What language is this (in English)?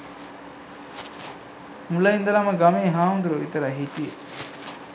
Sinhala